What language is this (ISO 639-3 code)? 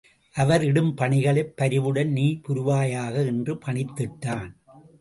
tam